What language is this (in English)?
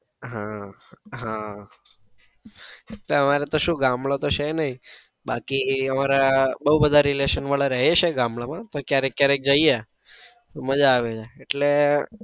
Gujarati